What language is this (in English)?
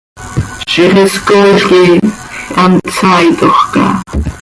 Seri